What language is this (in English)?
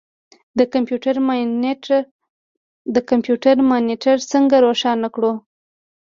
Pashto